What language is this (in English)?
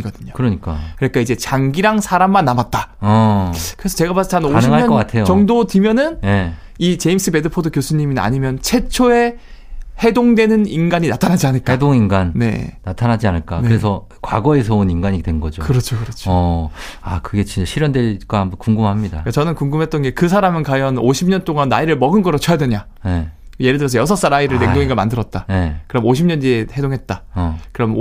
Korean